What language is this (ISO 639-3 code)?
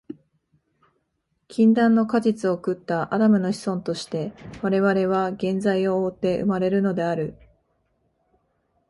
jpn